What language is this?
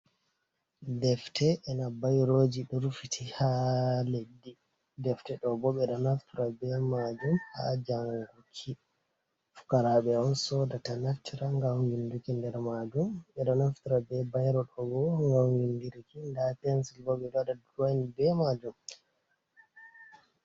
Fula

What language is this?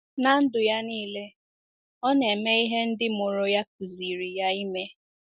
Igbo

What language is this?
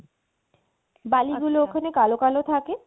Bangla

